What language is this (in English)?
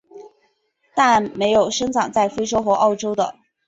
Chinese